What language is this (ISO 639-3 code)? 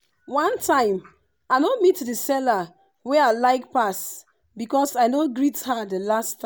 pcm